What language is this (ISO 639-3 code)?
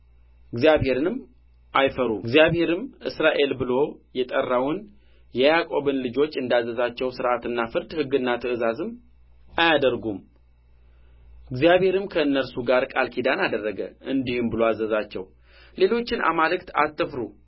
amh